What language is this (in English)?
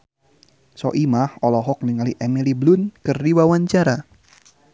Sundanese